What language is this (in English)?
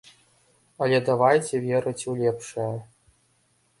Belarusian